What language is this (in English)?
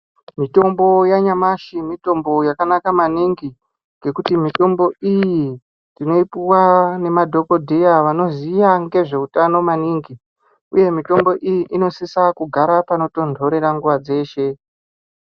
Ndau